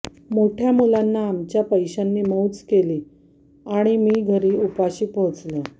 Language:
Marathi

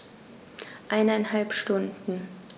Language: German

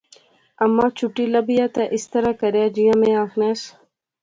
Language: Pahari-Potwari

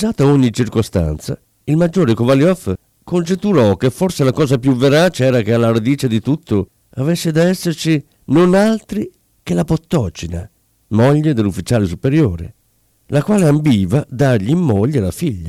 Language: Italian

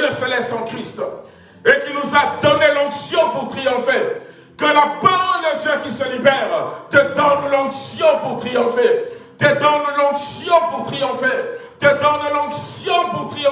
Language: French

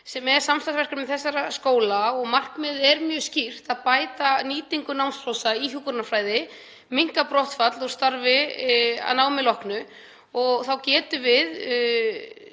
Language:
Icelandic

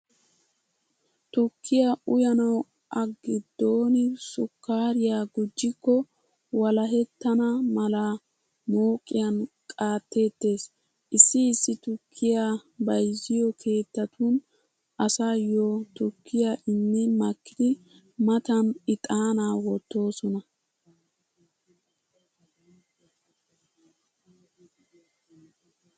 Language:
Wolaytta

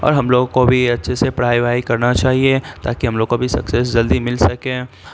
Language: Urdu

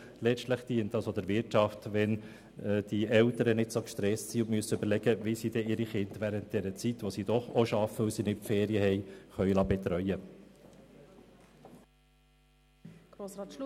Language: Swiss German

